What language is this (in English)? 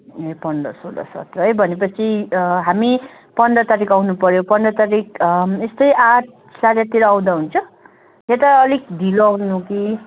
Nepali